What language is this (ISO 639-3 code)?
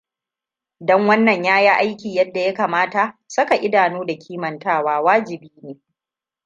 hau